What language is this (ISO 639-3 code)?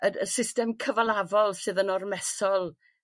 cym